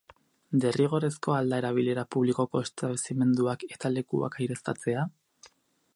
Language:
Basque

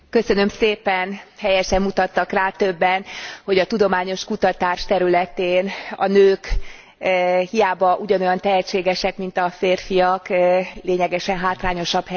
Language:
Hungarian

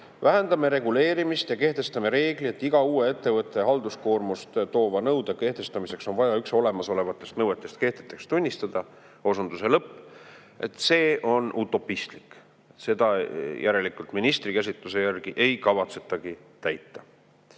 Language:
Estonian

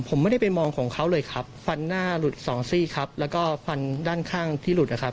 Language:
Thai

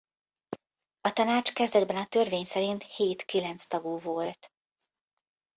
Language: Hungarian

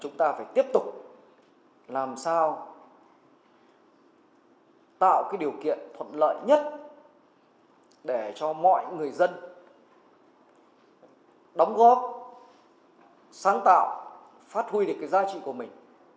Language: Vietnamese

